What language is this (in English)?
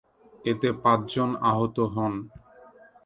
Bangla